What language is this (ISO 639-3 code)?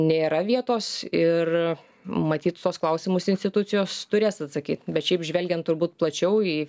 lit